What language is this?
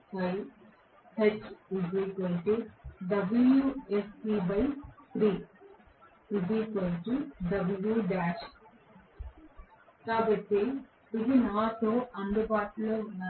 Telugu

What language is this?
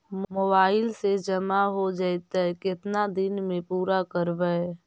Magahi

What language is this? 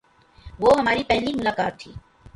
Urdu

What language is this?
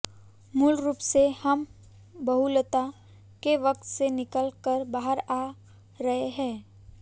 Hindi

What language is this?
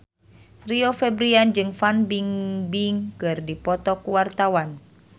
Sundanese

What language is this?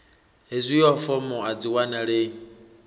Venda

